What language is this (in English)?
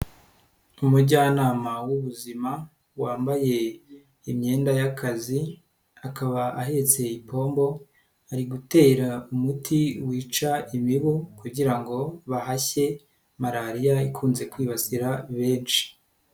Kinyarwanda